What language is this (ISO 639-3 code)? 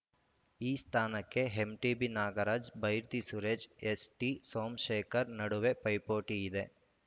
kan